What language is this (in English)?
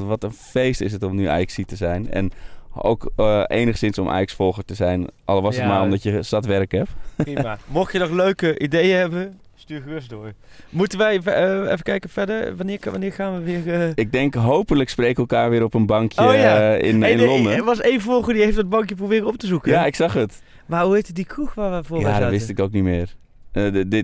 Dutch